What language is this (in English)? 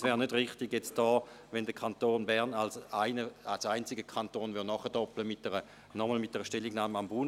Swiss German